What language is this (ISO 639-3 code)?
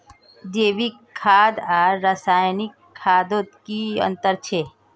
mag